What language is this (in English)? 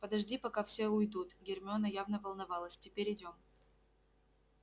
Russian